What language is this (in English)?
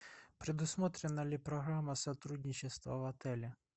Russian